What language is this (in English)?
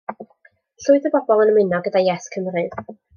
Welsh